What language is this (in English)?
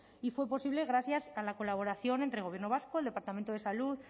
Spanish